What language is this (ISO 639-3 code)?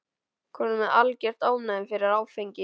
isl